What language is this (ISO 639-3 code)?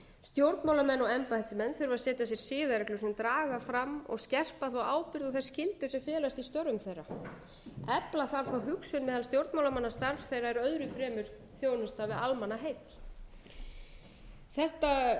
isl